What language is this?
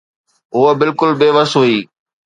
Sindhi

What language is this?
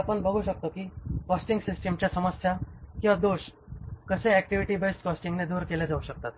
Marathi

